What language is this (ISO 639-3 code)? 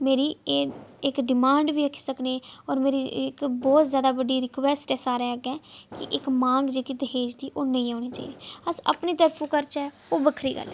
doi